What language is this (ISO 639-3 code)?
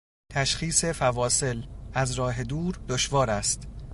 fas